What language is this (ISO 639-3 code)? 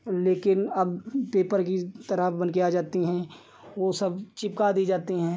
hin